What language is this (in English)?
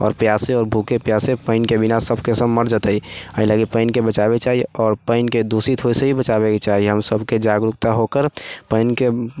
Maithili